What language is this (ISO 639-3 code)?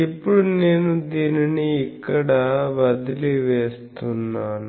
tel